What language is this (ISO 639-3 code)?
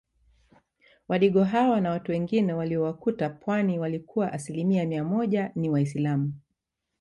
swa